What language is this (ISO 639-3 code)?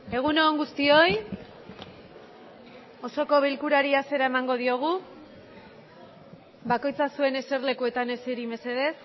eus